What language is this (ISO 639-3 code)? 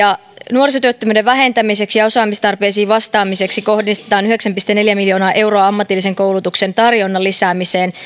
fin